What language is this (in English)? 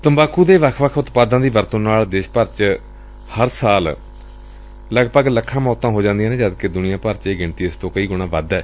Punjabi